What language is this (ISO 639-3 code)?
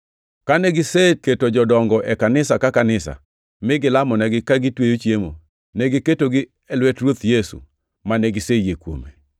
luo